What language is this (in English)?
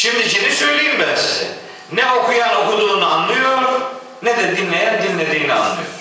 Turkish